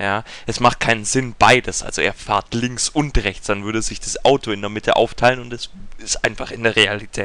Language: German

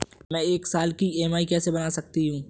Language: Hindi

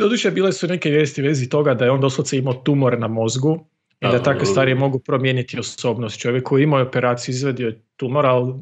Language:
Croatian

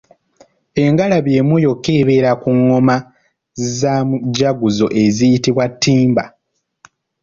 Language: Ganda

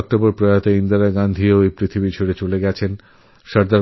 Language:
Bangla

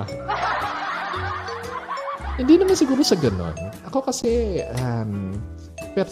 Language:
Filipino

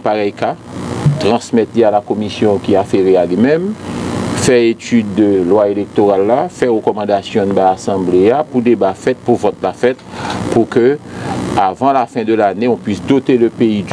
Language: French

